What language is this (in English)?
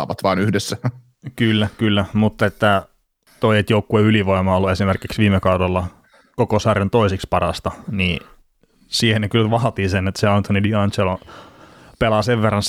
Finnish